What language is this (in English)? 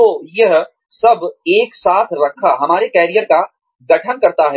Hindi